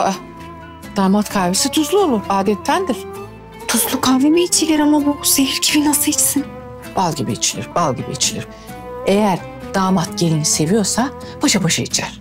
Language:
Turkish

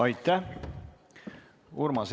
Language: Estonian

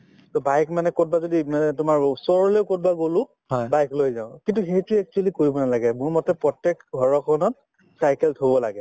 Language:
Assamese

